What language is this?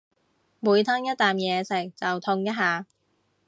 Cantonese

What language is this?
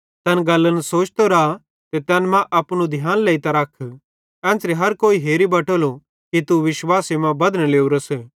Bhadrawahi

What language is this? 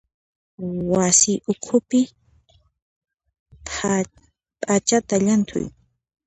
Puno Quechua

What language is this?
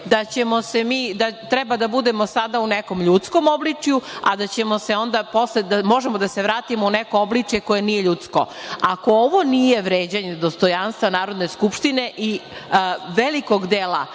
Serbian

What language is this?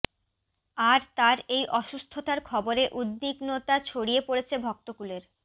Bangla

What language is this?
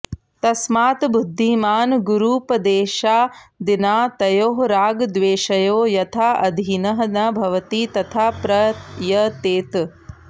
Sanskrit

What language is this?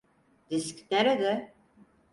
Turkish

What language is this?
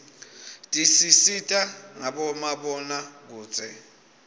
Swati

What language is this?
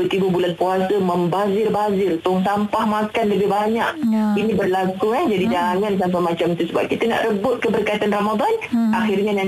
Malay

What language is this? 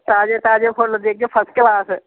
Dogri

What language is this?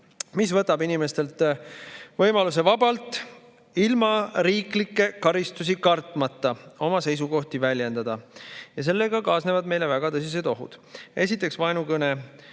Estonian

